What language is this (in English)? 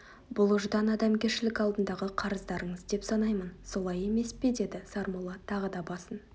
Kazakh